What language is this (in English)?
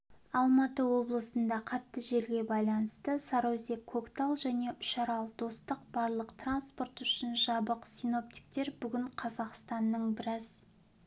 Kazakh